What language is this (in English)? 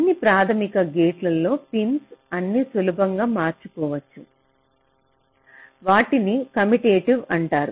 Telugu